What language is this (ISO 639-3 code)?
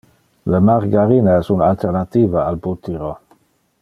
ina